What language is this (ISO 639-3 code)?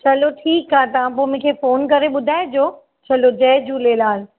snd